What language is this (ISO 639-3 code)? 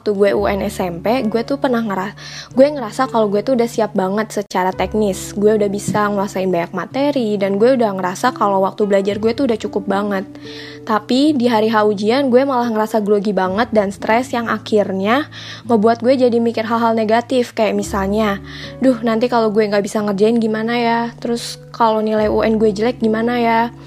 ind